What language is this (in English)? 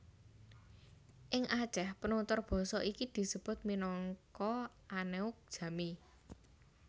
Javanese